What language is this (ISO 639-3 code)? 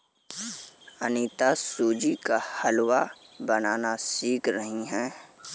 hin